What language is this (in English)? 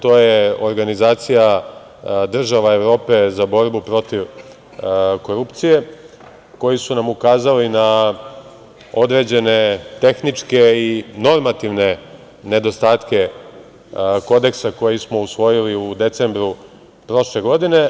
Serbian